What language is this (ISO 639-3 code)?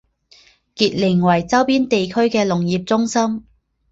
zho